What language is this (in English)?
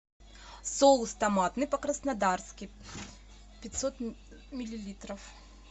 Russian